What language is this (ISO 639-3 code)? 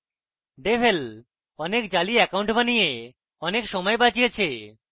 ben